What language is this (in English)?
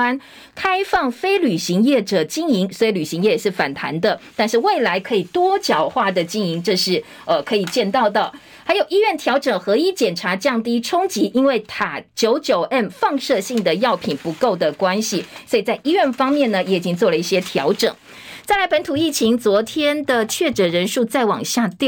Chinese